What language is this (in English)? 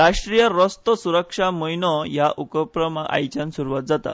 Konkani